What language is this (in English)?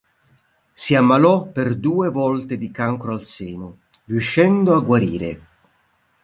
Italian